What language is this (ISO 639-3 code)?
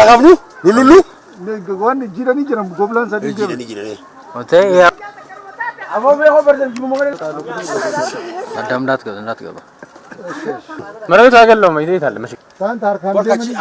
tur